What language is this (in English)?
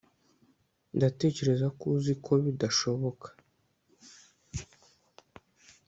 Kinyarwanda